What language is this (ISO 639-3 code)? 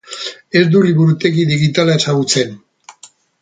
eus